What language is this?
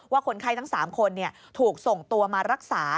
Thai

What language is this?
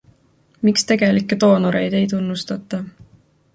Estonian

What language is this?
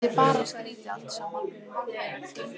Icelandic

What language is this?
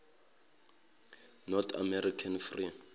Zulu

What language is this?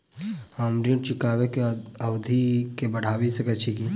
Maithili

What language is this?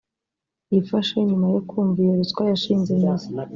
Kinyarwanda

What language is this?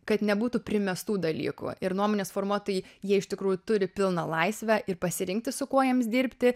Lithuanian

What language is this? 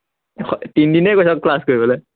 Assamese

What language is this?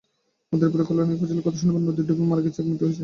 Bangla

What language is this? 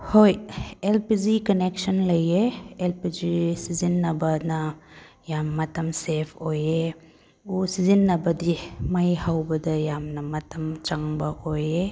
Manipuri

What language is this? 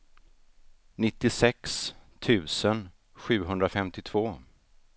Swedish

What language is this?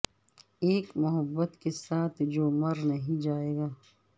Urdu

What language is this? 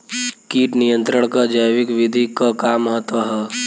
Bhojpuri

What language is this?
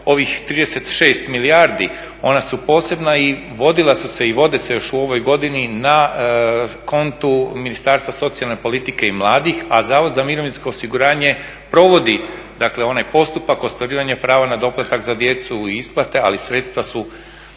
Croatian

